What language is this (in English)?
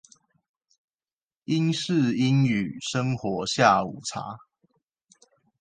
Chinese